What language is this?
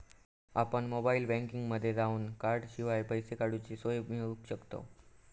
Marathi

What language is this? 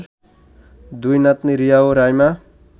Bangla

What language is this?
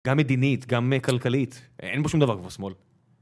Hebrew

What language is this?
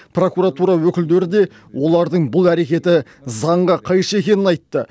Kazakh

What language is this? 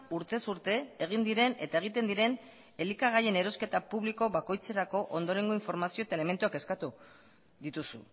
Basque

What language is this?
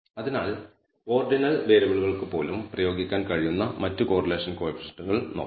Malayalam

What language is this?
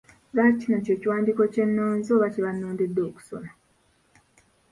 Ganda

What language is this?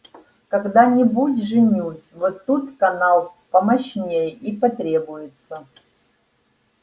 Russian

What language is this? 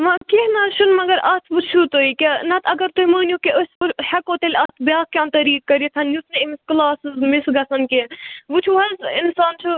Kashmiri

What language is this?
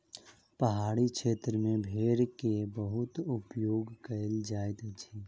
Maithili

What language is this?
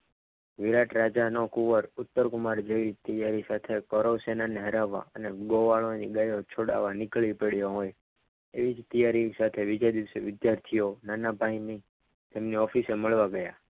Gujarati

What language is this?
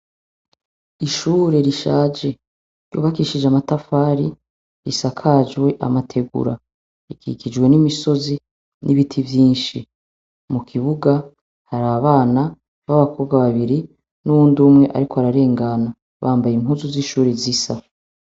Rundi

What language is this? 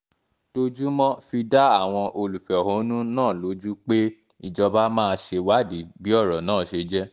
Yoruba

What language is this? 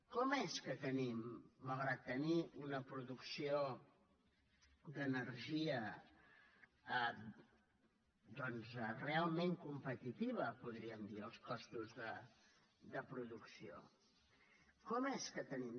Catalan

